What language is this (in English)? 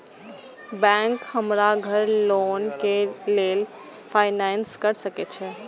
Maithili